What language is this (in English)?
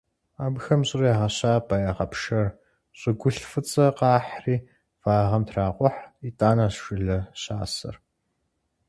Kabardian